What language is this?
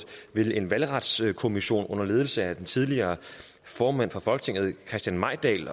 Danish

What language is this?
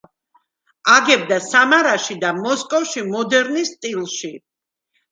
Georgian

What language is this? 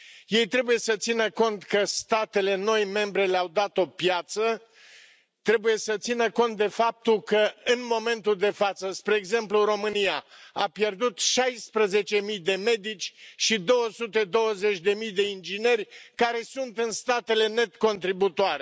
Romanian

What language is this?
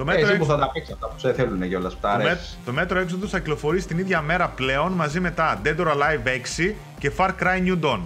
Greek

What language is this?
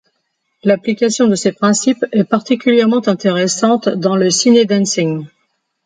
French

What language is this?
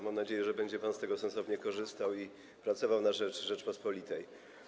Polish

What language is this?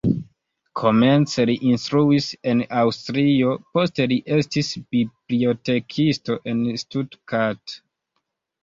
Esperanto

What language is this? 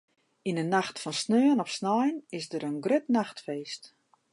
Western Frisian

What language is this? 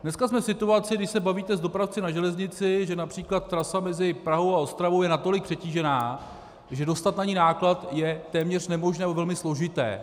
Czech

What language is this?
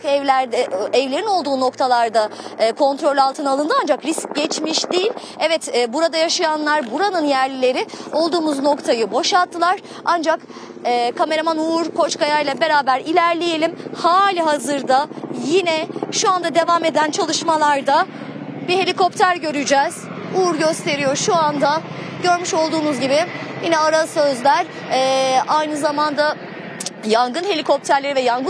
Turkish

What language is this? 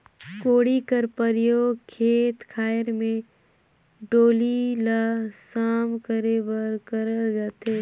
Chhattisgarhi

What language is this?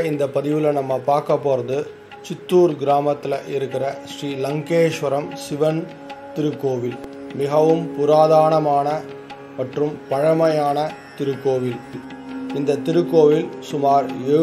Tamil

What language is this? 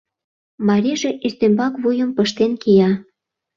Mari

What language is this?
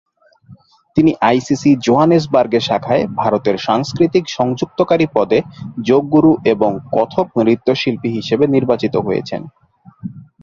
Bangla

